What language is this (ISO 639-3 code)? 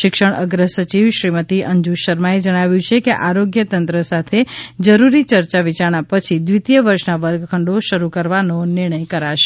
guj